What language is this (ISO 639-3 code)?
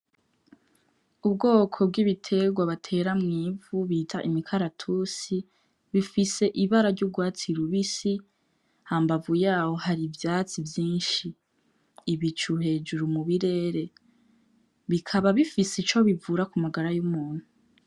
run